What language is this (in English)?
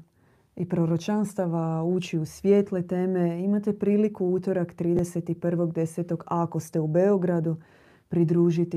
Croatian